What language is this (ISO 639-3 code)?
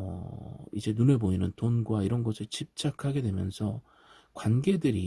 kor